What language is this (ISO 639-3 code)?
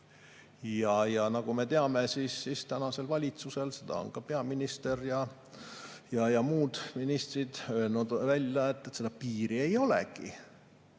est